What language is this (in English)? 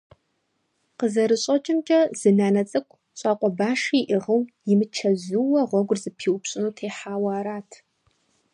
Kabardian